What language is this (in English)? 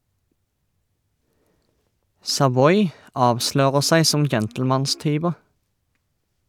Norwegian